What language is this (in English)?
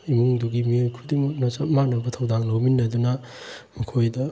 Manipuri